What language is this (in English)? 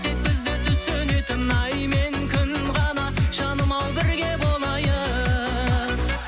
Kazakh